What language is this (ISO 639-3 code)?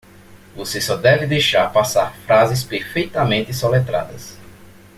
por